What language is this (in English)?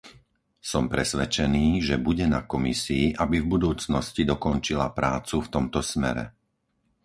Slovak